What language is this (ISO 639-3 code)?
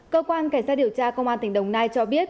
vie